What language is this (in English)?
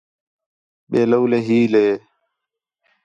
Khetrani